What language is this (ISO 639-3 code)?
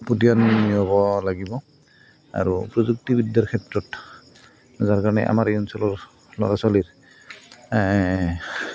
asm